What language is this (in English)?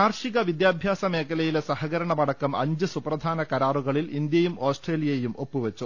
Malayalam